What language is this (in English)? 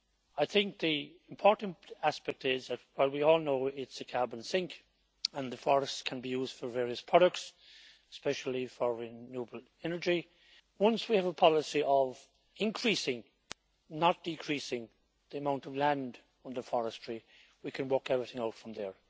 English